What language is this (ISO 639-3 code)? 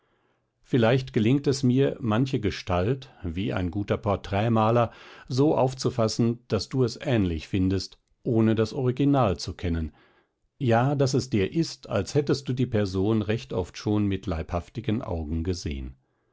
deu